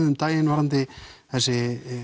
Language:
Icelandic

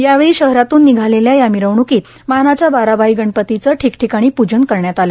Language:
Marathi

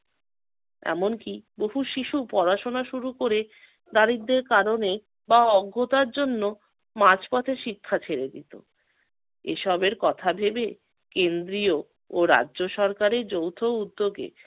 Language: Bangla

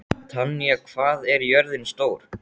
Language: Icelandic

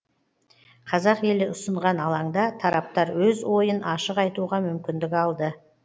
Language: Kazakh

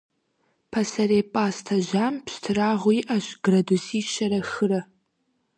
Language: Kabardian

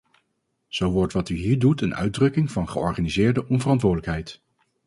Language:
Dutch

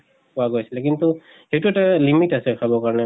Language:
Assamese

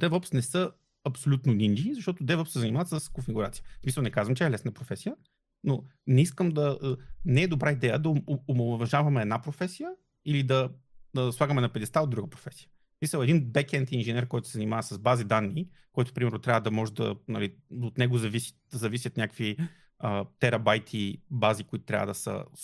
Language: Bulgarian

